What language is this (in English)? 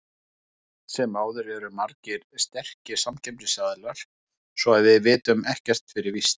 Icelandic